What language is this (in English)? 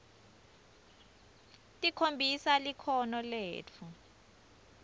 Swati